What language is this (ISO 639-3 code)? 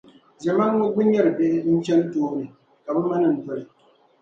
dag